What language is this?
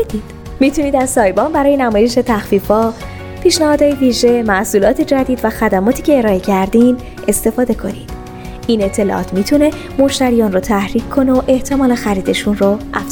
Persian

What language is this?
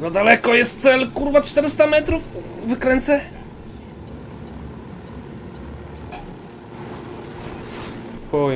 Polish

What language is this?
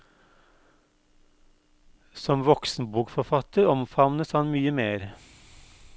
Norwegian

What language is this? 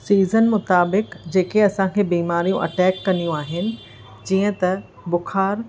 Sindhi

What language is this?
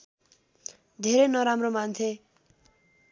Nepali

